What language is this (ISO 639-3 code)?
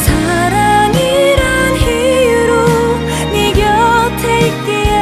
kor